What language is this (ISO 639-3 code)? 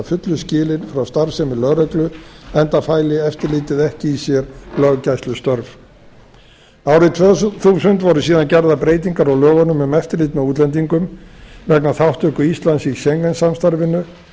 isl